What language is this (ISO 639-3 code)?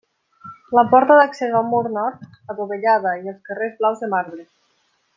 cat